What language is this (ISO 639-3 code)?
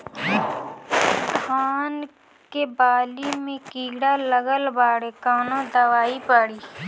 bho